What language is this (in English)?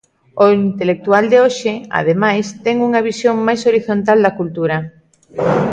Galician